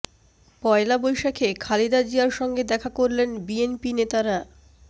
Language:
Bangla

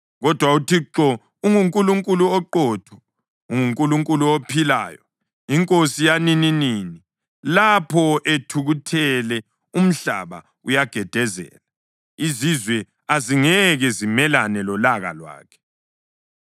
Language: North Ndebele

